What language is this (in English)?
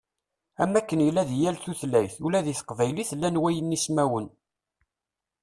Kabyle